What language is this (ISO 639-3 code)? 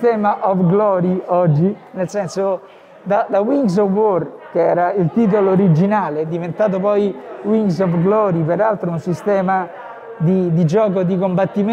ita